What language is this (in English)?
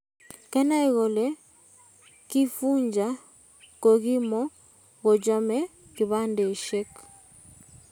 Kalenjin